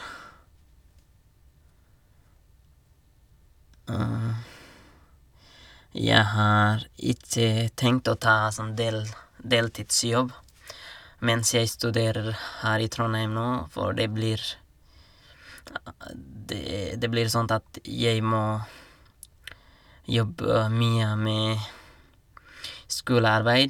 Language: Norwegian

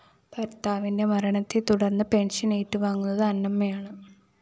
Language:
Malayalam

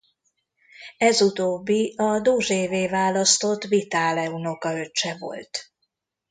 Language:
Hungarian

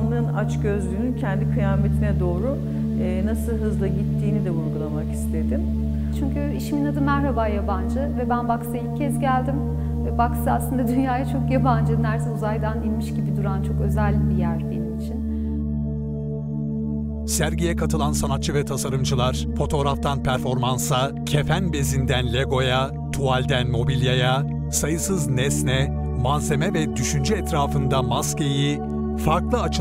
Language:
Turkish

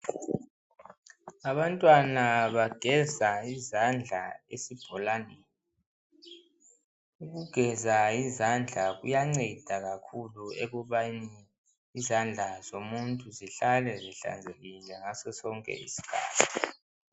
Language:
North Ndebele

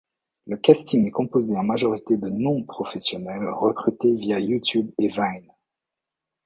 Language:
French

